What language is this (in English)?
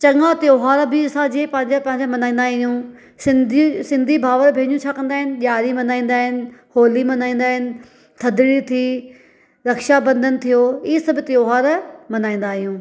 Sindhi